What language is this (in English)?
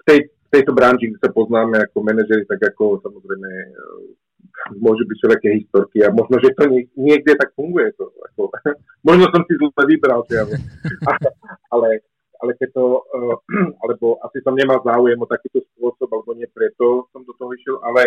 Slovak